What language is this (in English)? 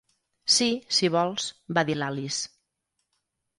Catalan